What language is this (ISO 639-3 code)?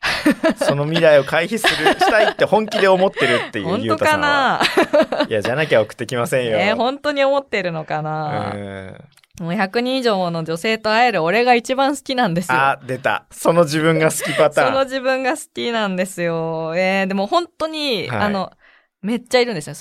jpn